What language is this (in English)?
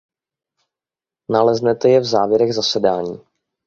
Czech